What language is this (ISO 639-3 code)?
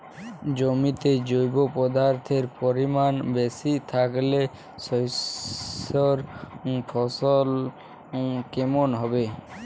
ben